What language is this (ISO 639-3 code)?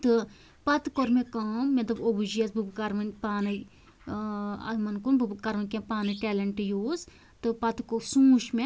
kas